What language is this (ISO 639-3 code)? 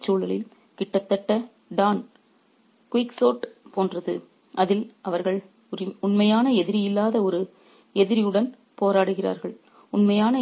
tam